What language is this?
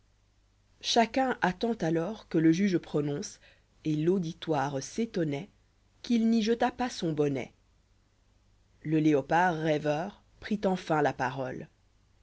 French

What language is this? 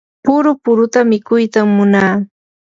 Yanahuanca Pasco Quechua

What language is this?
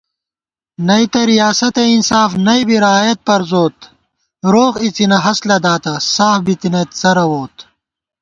Gawar-Bati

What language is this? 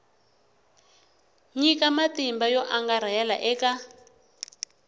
Tsonga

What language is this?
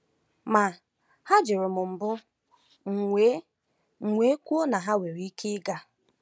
Igbo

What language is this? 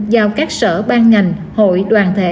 Vietnamese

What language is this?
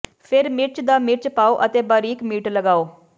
Punjabi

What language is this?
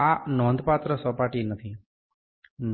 Gujarati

